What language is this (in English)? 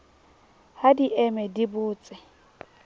Southern Sotho